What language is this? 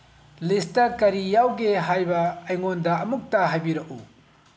Manipuri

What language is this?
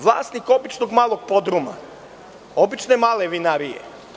Serbian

